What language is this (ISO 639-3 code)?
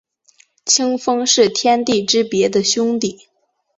zho